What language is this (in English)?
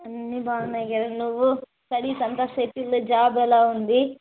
Telugu